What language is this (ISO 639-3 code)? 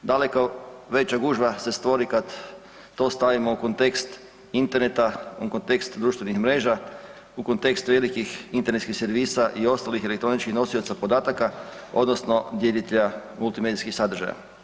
hrv